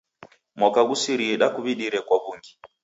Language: Taita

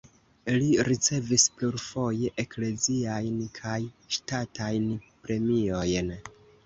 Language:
Esperanto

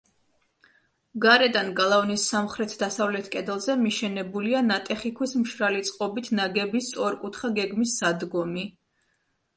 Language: Georgian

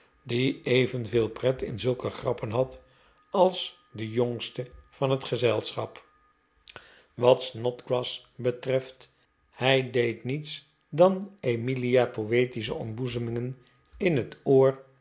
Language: Dutch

